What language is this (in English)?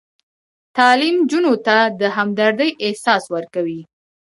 Pashto